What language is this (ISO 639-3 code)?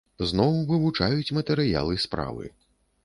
bel